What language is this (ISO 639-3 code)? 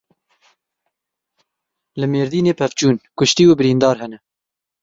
kur